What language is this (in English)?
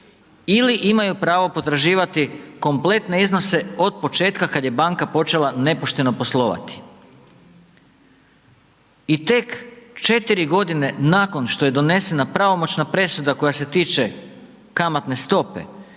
Croatian